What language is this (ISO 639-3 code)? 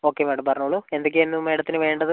mal